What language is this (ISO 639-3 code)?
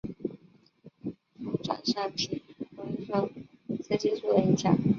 zho